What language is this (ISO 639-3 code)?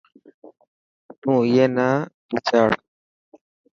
mki